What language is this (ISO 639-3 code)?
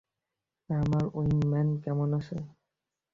ben